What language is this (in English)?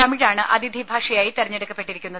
Malayalam